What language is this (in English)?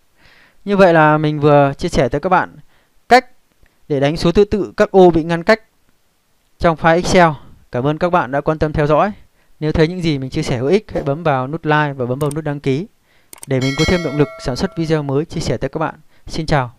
Vietnamese